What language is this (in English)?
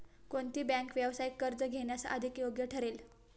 Marathi